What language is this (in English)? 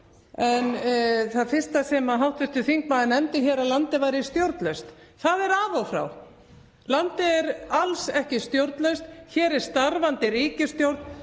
Icelandic